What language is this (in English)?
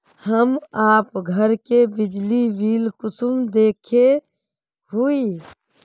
Magahi